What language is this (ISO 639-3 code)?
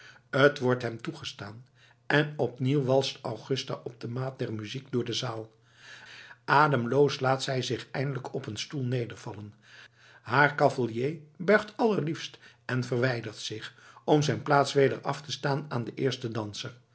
nld